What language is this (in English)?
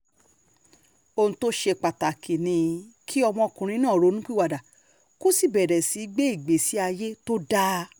Yoruba